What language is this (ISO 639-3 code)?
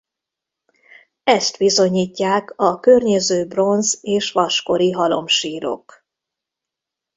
hun